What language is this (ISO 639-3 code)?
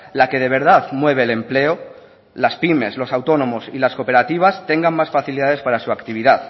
spa